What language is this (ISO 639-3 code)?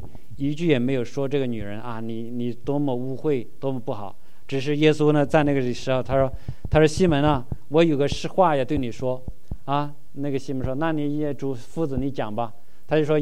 zho